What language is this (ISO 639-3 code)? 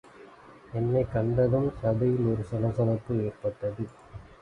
tam